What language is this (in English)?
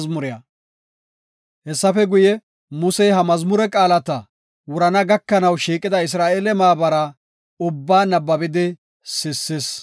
Gofa